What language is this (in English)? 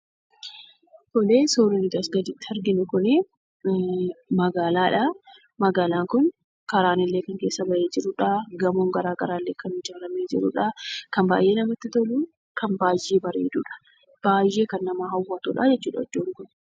Oromo